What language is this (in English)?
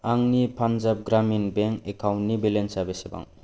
Bodo